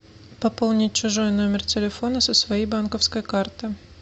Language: Russian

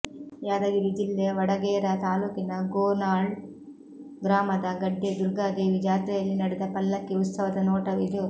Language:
Kannada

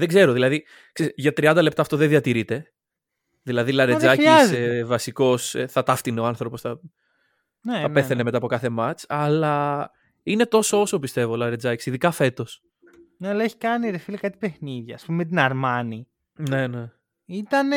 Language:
Greek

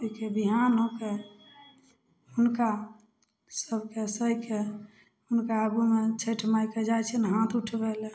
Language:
Maithili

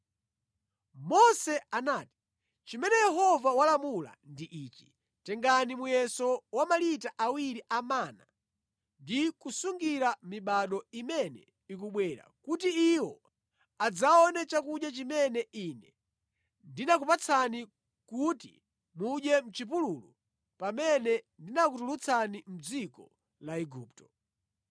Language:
Nyanja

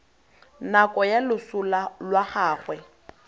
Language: Tswana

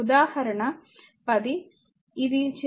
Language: Telugu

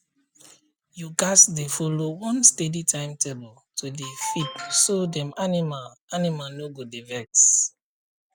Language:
Nigerian Pidgin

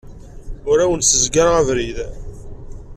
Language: Kabyle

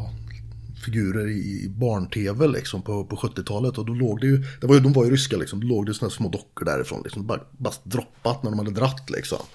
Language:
Swedish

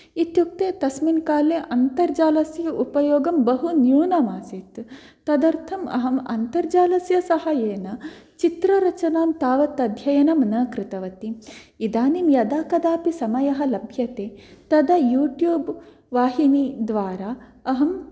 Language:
Sanskrit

